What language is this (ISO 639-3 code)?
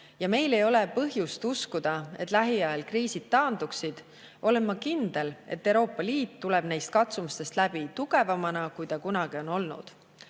est